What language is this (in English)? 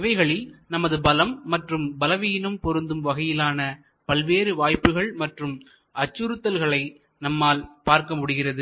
Tamil